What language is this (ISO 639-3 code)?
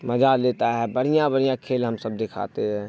urd